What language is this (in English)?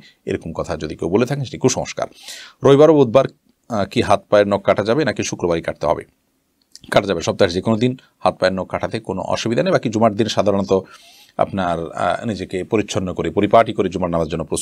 Italian